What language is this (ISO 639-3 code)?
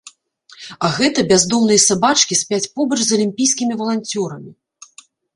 bel